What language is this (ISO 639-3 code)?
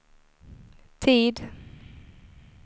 swe